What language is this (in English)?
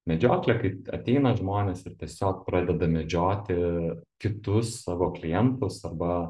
Lithuanian